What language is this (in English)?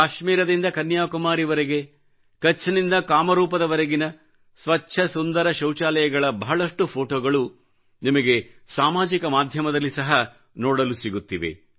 Kannada